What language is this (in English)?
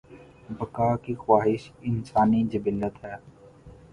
Urdu